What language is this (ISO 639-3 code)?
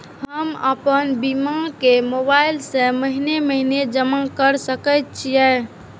mai